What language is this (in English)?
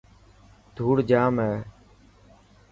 Dhatki